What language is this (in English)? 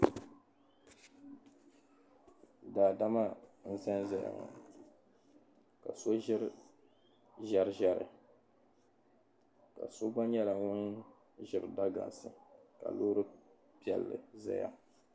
Dagbani